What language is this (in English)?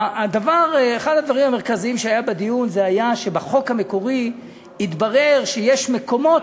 Hebrew